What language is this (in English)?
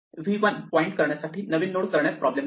Marathi